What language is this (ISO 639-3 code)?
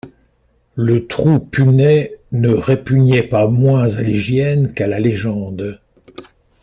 fra